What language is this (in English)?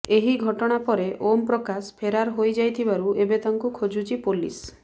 Odia